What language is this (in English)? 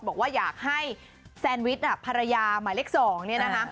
Thai